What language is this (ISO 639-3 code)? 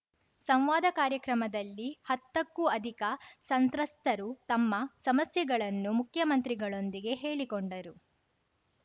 kan